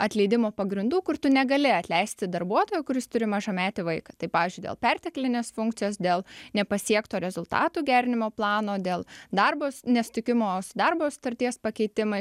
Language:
Lithuanian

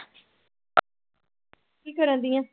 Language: Punjabi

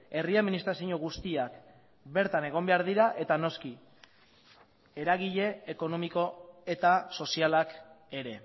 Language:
Basque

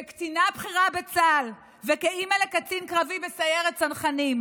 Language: Hebrew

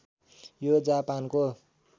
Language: Nepali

